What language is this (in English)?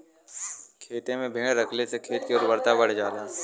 Bhojpuri